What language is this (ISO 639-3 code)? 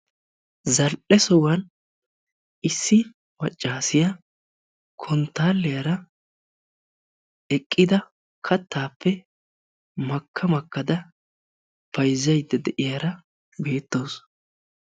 wal